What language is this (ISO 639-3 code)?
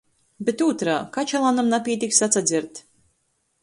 ltg